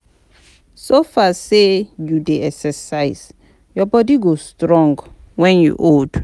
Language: Nigerian Pidgin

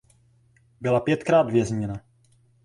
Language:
Czech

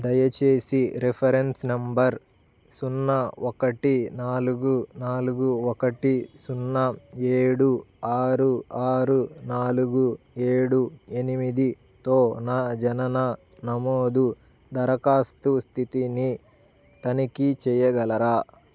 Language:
Telugu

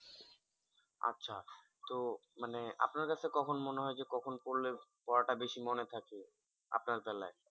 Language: Bangla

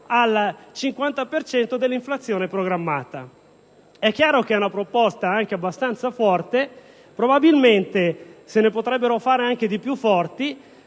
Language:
Italian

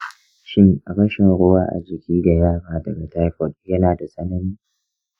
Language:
Hausa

